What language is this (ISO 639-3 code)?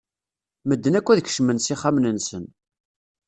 kab